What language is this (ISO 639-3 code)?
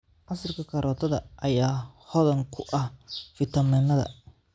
som